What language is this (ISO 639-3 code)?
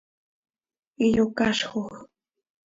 sei